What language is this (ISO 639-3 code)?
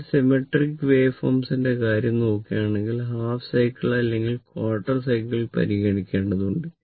mal